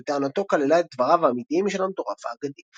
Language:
Hebrew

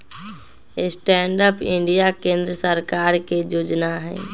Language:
Magahi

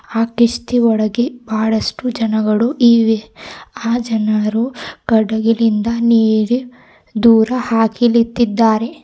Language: Kannada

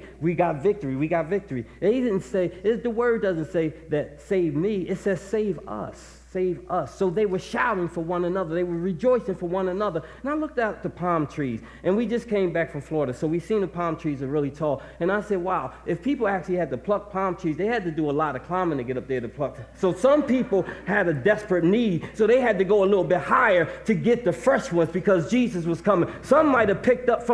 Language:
English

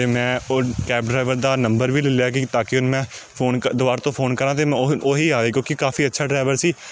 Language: Punjabi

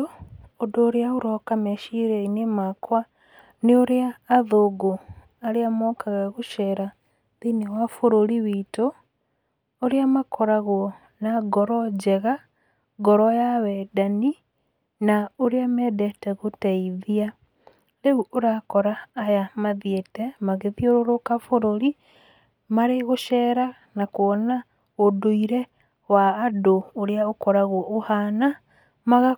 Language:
Kikuyu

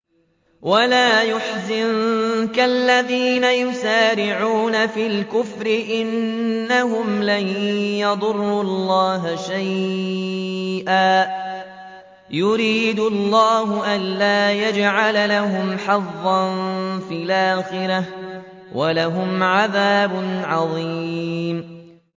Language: Arabic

